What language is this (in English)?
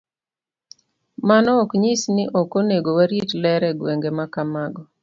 Luo (Kenya and Tanzania)